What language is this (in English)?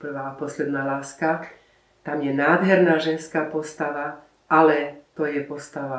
Slovak